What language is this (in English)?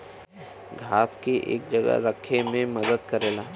Bhojpuri